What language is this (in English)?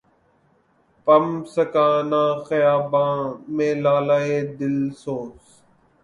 Urdu